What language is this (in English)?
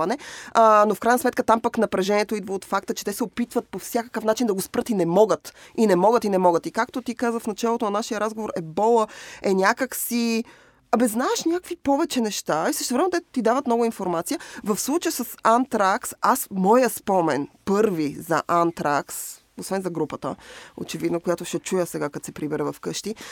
Bulgarian